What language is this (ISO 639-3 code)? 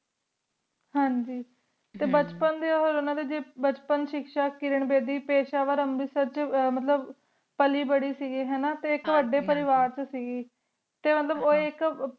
pan